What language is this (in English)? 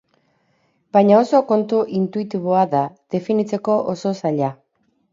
Basque